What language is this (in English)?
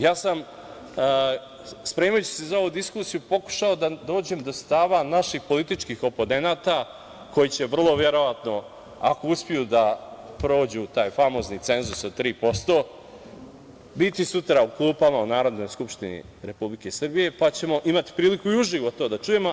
Serbian